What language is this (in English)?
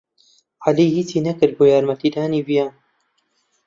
Central Kurdish